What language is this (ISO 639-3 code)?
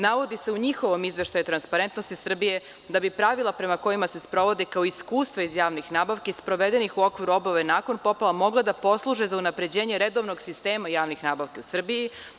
srp